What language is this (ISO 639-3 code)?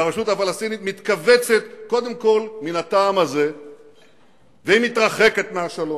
heb